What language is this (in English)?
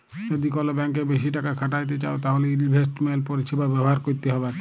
Bangla